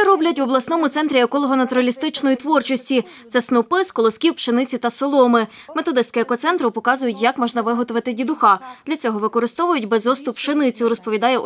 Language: Ukrainian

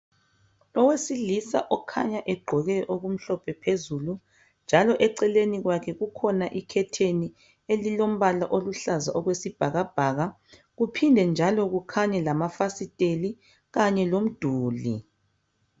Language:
North Ndebele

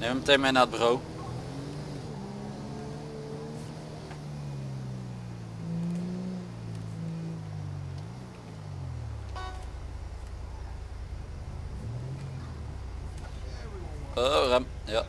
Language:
Dutch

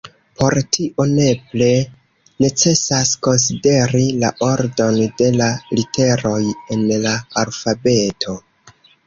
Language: Esperanto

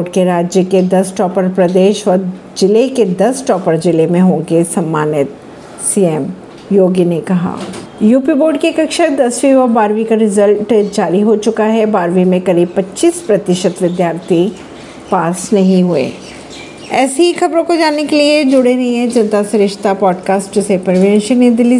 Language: Hindi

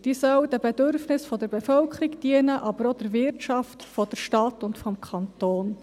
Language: Swiss German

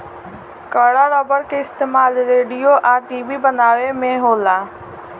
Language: Bhojpuri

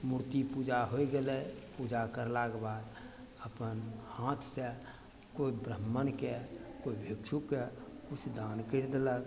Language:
Maithili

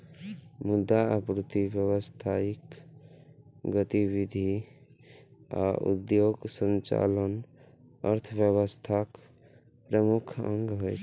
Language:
Maithili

